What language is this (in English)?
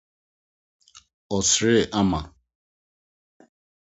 Akan